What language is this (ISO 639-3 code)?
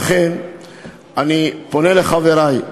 heb